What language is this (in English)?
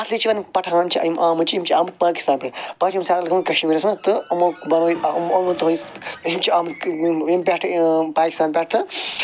Kashmiri